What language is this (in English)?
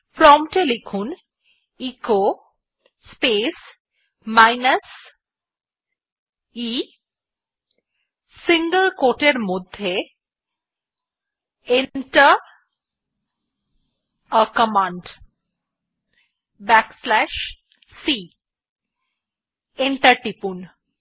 Bangla